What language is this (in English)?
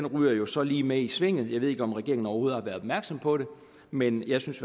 Danish